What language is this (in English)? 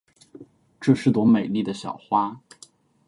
Chinese